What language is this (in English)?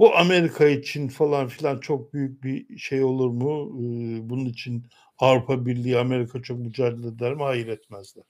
Turkish